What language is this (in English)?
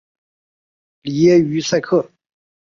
Chinese